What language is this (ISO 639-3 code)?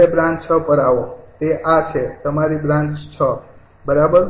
guj